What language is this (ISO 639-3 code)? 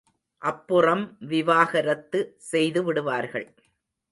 tam